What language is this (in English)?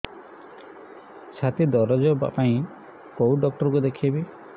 Odia